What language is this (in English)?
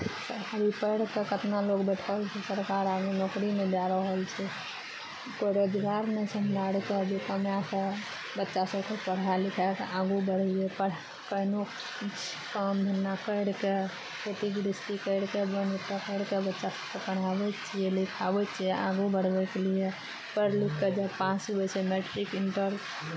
Maithili